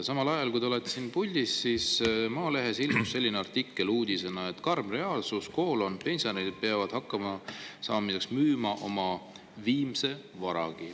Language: Estonian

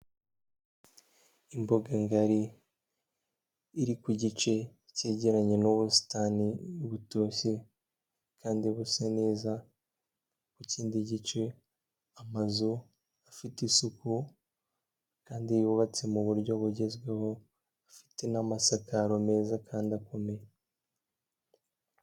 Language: Kinyarwanda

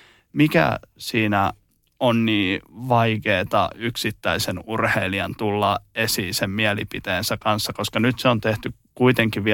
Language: Finnish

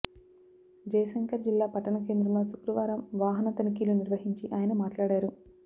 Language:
Telugu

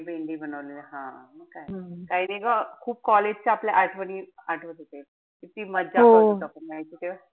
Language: Marathi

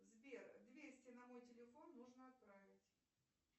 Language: Russian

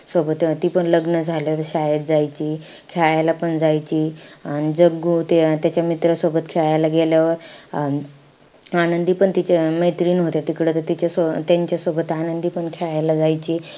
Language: Marathi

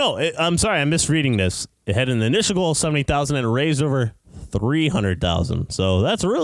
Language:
English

